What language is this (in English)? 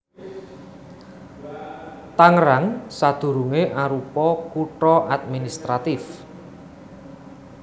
Javanese